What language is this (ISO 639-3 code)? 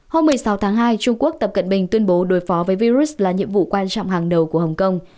vie